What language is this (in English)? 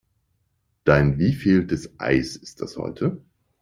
German